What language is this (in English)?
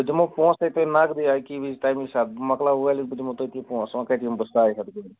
Kashmiri